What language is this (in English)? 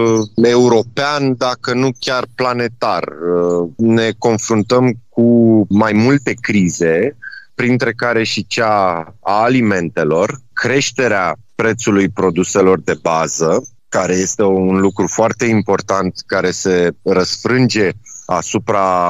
Romanian